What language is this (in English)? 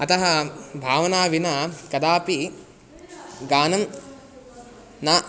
Sanskrit